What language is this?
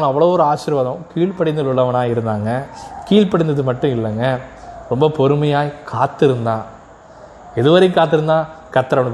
Tamil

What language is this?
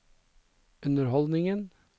Norwegian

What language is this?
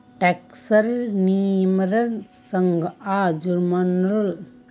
Magahi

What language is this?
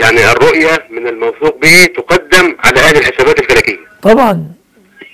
Arabic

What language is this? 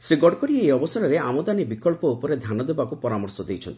Odia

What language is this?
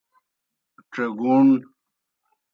Kohistani Shina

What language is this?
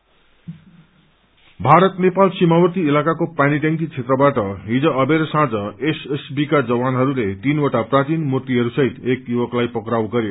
Nepali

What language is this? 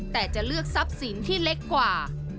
Thai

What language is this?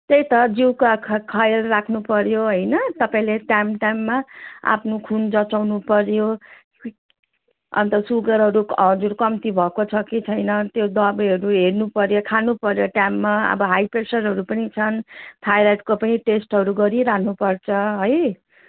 Nepali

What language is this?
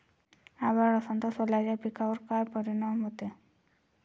Marathi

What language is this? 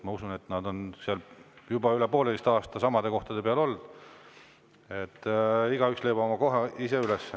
Estonian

